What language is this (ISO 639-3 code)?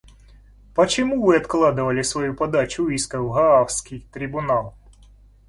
rus